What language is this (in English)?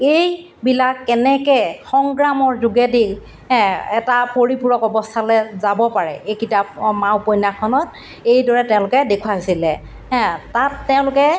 Assamese